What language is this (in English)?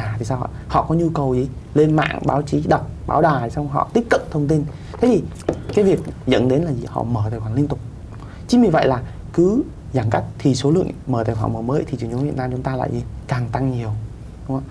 Vietnamese